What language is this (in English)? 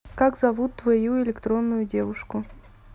Russian